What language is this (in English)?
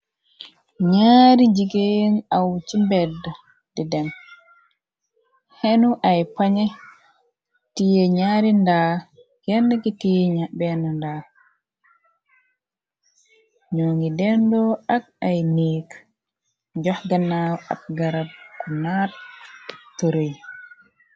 Wolof